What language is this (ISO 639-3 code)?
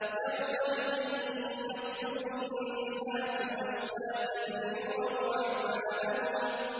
ara